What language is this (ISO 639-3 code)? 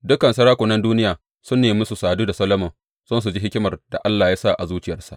hau